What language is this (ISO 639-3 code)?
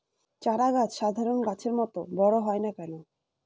ben